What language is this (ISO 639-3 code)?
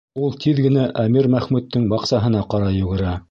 bak